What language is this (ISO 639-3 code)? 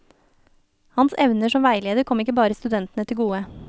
nor